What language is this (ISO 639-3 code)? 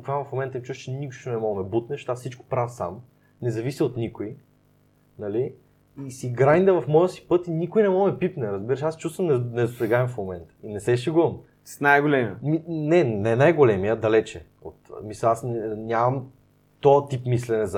bul